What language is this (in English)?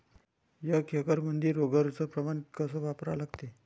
Marathi